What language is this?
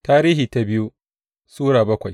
Hausa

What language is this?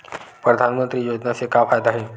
Chhattisgarhi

